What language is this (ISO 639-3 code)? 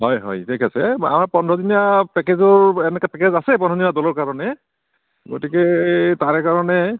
asm